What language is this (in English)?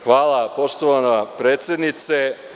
Serbian